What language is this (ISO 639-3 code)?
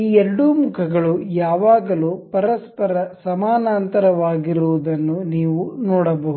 kan